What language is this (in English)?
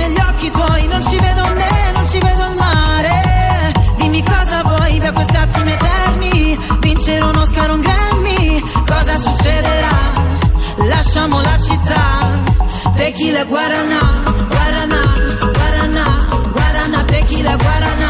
Italian